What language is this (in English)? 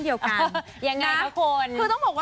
Thai